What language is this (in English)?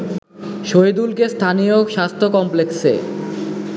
Bangla